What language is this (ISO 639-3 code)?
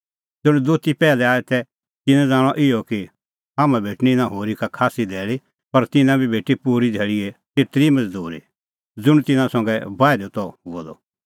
kfx